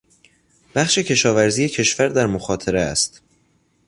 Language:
Persian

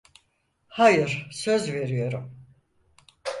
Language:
Turkish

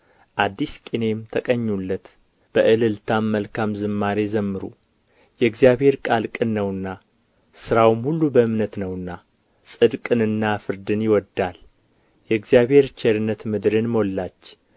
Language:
Amharic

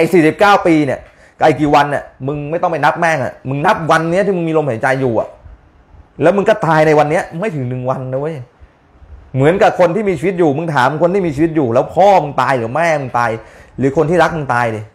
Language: Thai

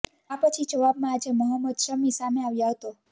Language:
Gujarati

